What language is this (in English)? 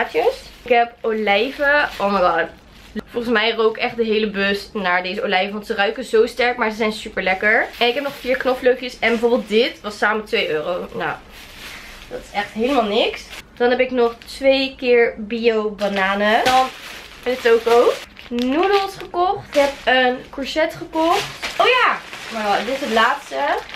Dutch